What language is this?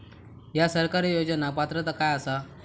Marathi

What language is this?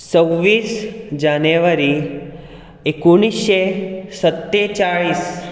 Konkani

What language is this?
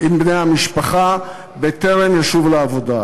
Hebrew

